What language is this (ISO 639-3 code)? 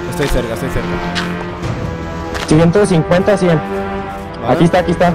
spa